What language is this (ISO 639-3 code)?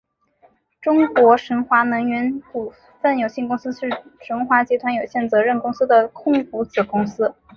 zho